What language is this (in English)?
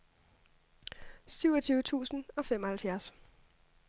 Danish